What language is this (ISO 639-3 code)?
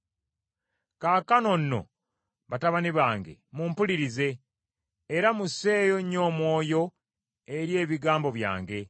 lug